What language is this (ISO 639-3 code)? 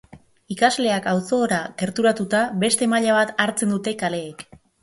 eus